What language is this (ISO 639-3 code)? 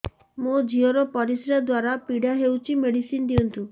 ori